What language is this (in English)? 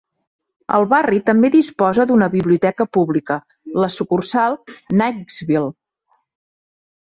Catalan